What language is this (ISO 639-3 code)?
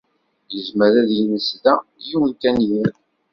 kab